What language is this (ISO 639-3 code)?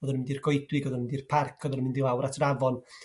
cym